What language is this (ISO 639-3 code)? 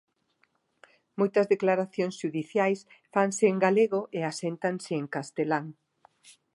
glg